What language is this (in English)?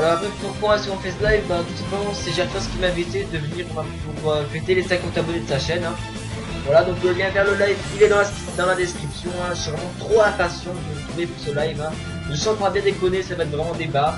French